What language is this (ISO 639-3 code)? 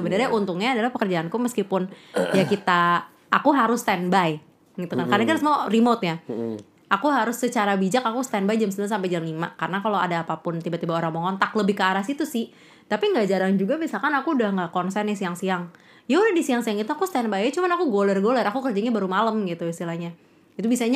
ind